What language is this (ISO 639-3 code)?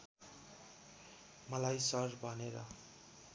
nep